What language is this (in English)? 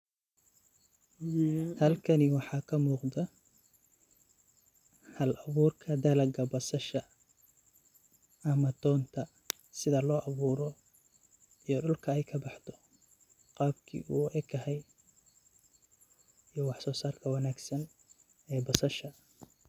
Somali